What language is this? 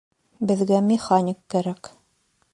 Bashkir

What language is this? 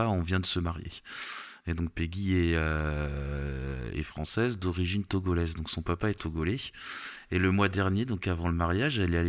French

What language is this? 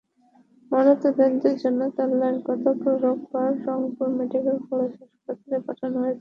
Bangla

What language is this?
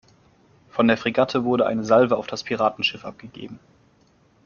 German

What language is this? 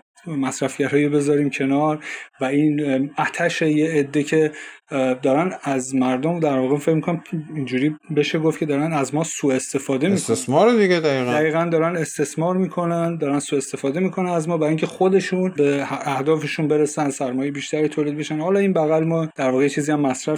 Persian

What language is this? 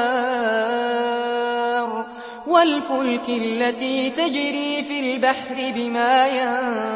Arabic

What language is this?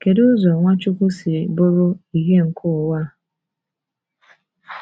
Igbo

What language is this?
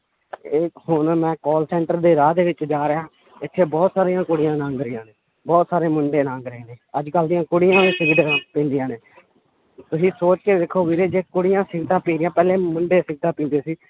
Punjabi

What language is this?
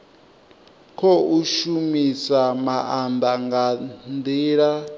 Venda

